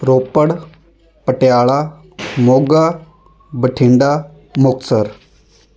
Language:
Punjabi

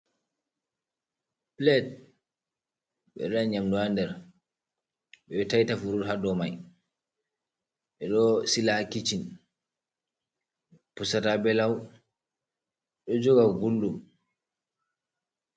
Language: Fula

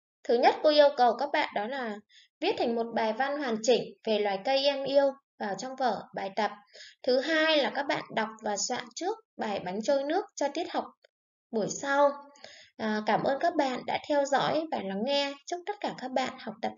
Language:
Vietnamese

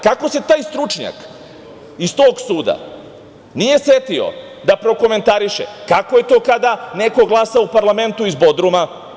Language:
Serbian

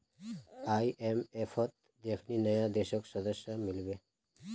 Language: Magahi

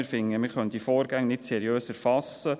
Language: Swiss German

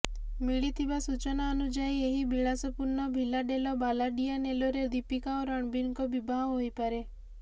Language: Odia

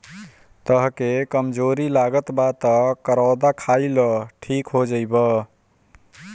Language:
Bhojpuri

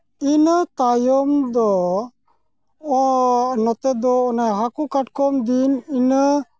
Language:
Santali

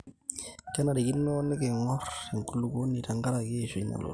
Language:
Masai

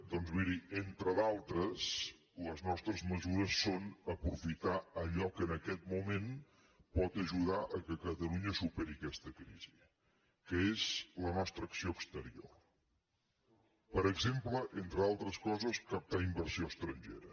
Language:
Catalan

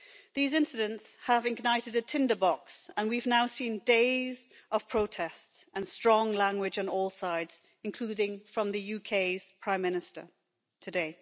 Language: English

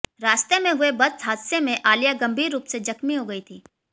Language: Hindi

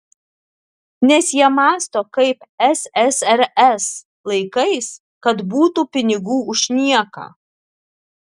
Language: Lithuanian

